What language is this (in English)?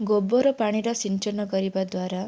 Odia